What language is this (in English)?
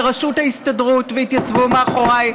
Hebrew